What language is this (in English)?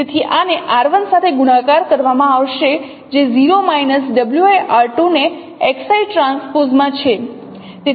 Gujarati